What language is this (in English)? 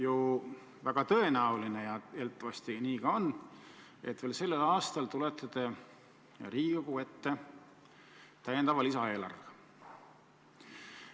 Estonian